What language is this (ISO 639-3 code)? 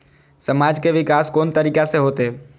mai